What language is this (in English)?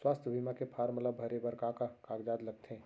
Chhattisgarhi